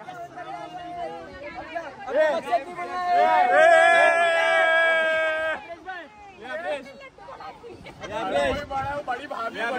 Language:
Hindi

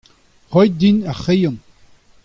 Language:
Breton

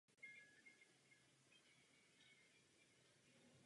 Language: Czech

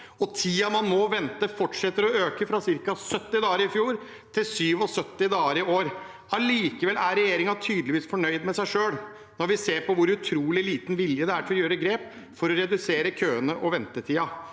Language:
Norwegian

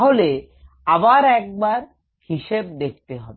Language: Bangla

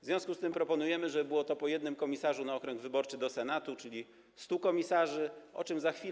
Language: Polish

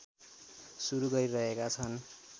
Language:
Nepali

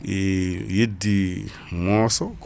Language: Fula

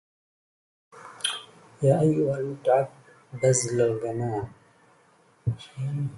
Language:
Arabic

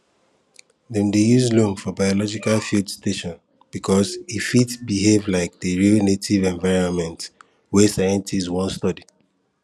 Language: Nigerian Pidgin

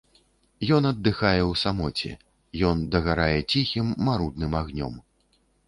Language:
Belarusian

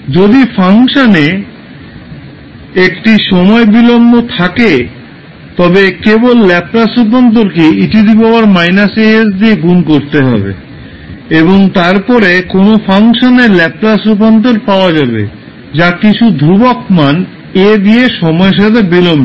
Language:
Bangla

